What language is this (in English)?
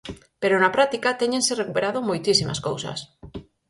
Galician